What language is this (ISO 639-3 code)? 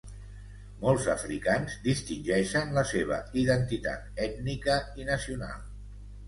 cat